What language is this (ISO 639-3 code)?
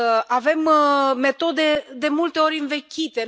ron